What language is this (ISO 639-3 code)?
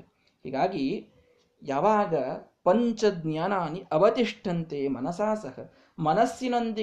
kan